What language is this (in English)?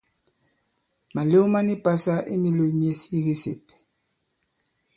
Bankon